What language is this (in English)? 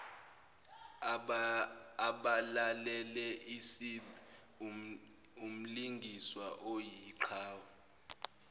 Zulu